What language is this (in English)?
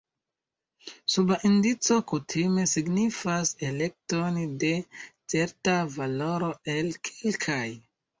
Esperanto